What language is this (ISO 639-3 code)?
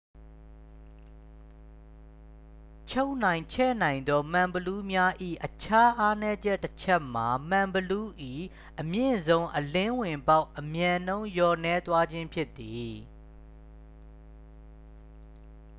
mya